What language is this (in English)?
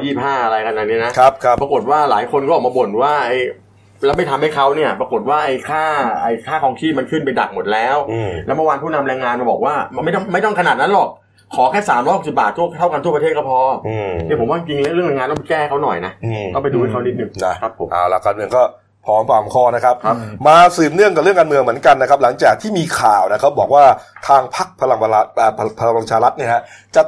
Thai